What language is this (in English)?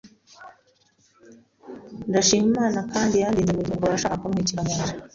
Kinyarwanda